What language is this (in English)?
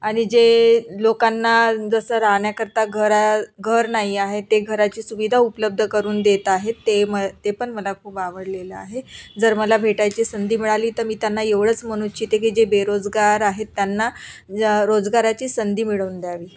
Marathi